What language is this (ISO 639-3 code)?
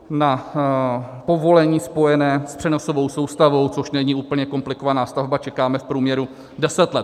ces